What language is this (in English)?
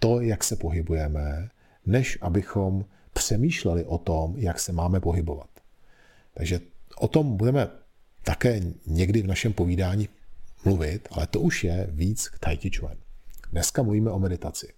Czech